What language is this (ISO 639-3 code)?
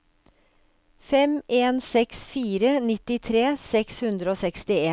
nor